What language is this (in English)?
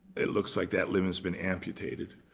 English